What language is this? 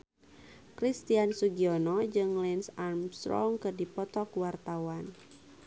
Sundanese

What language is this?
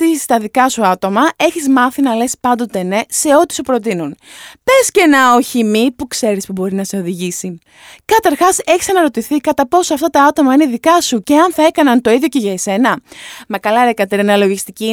Greek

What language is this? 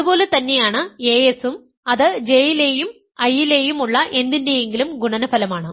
Malayalam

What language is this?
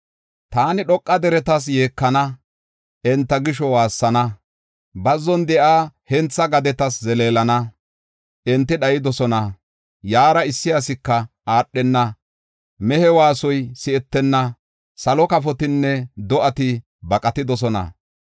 Gofa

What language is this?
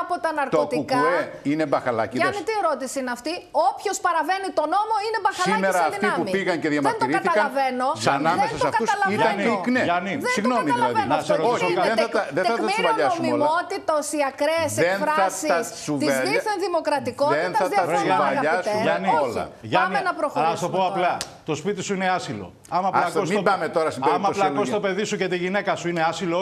Greek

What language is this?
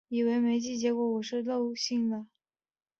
Chinese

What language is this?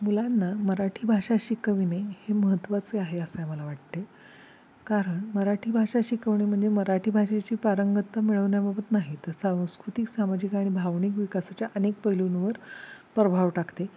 Marathi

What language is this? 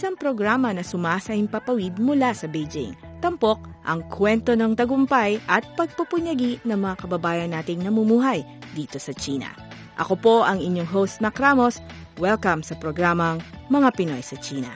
Filipino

